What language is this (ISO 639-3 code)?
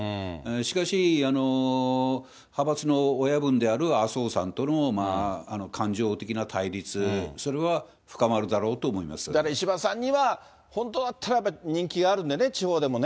jpn